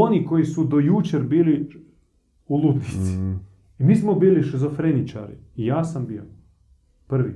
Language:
Croatian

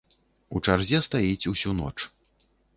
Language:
Belarusian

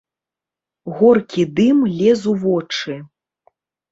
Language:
Belarusian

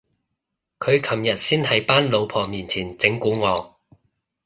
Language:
Cantonese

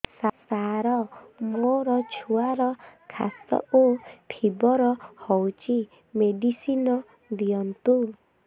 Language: Odia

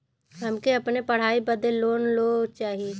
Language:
Bhojpuri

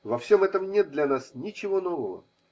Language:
Russian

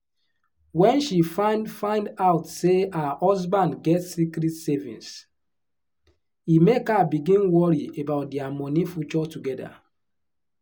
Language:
Nigerian Pidgin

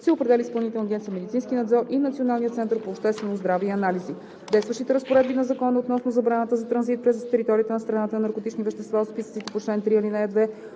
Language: Bulgarian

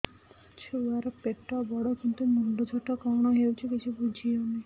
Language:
Odia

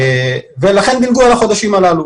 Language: Hebrew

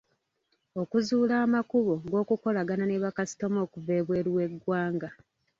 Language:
Ganda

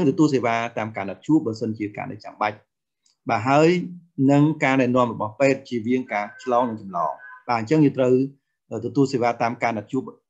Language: Vietnamese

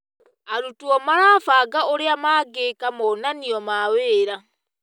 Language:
Kikuyu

